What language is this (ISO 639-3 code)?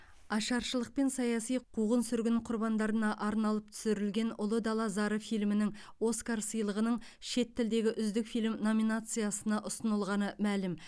kaz